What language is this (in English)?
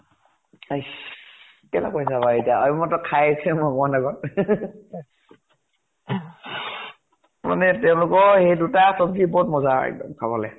Assamese